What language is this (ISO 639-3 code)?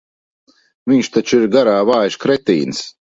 lav